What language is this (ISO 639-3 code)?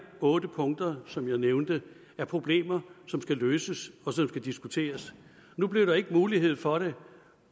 dan